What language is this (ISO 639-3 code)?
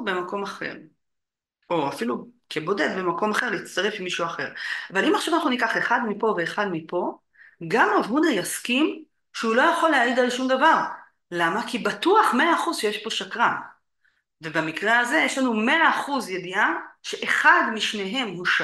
heb